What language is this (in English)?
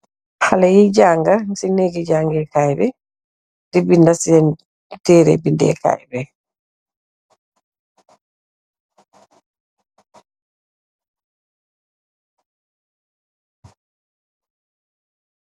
Wolof